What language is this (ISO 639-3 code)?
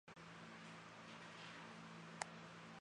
zho